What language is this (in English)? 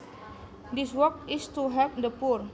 Javanese